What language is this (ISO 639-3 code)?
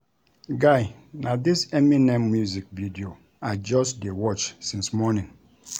pcm